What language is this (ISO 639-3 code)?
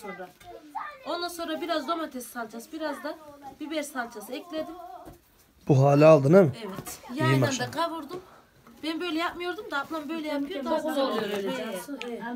tur